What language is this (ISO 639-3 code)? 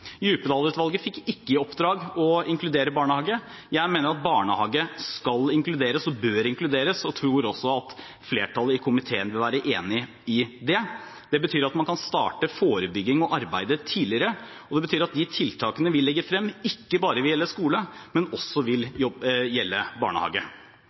nob